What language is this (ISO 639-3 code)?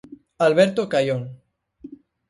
glg